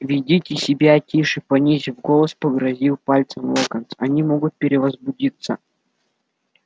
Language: Russian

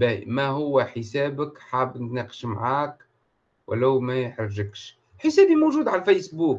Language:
Arabic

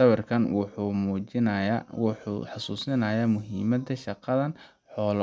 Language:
Somali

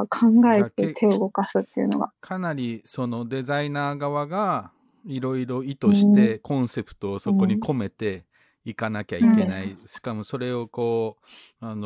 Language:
Japanese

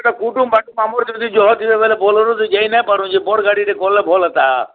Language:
Odia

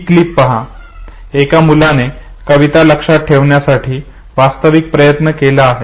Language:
Marathi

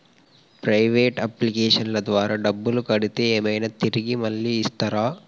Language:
Telugu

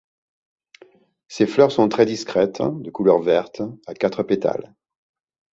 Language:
French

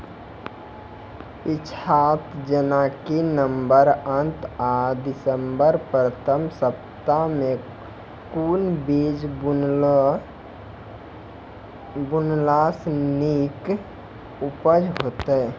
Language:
Maithili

